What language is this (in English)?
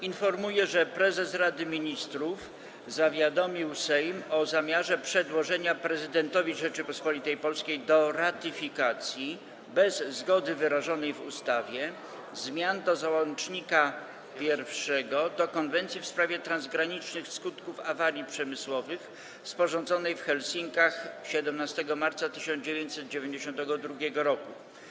Polish